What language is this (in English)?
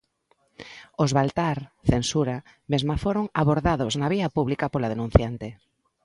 Galician